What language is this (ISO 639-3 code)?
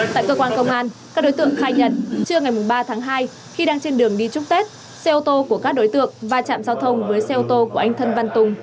vie